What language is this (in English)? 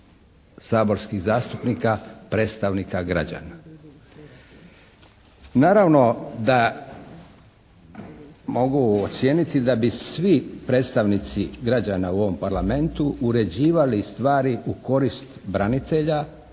Croatian